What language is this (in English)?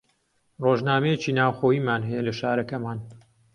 Central Kurdish